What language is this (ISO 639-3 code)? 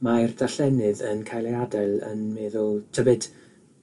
cym